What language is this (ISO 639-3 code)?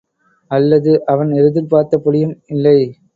tam